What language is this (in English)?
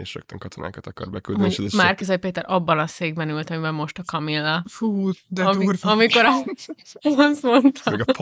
Hungarian